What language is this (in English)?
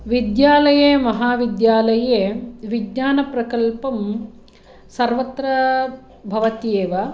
Sanskrit